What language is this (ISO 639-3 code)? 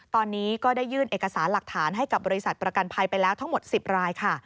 tha